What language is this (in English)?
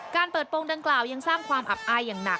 Thai